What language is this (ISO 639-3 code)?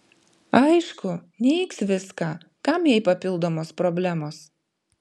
lit